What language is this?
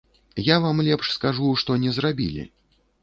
Belarusian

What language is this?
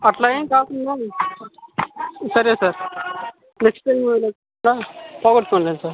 Telugu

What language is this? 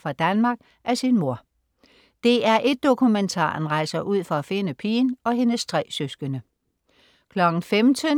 Danish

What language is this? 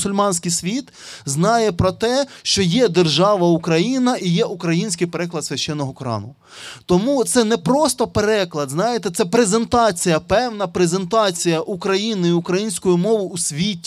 Ukrainian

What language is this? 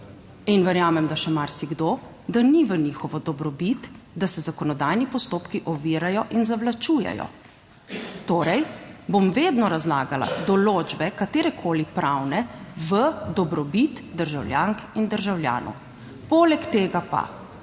Slovenian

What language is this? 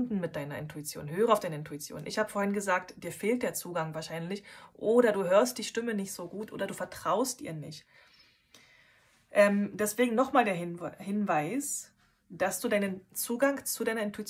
German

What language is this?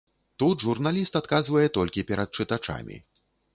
Belarusian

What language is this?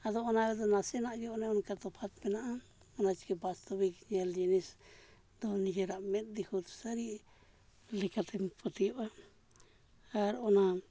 Santali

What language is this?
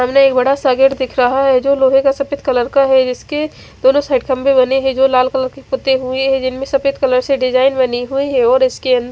Hindi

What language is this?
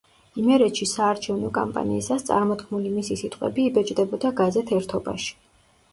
Georgian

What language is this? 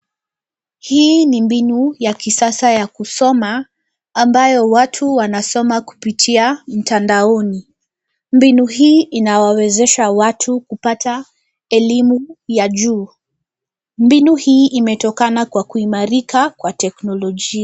Swahili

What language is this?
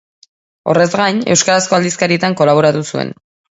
Basque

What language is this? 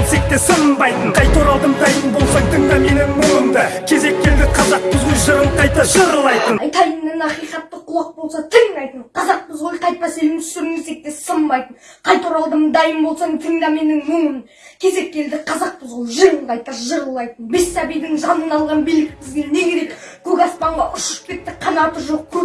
Kazakh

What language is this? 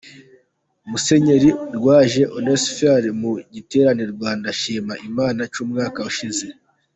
Kinyarwanda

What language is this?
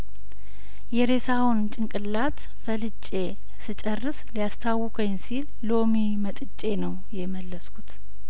Amharic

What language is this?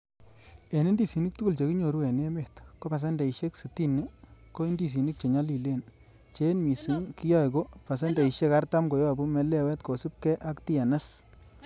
Kalenjin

